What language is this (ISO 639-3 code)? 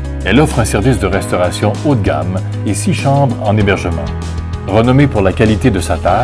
fra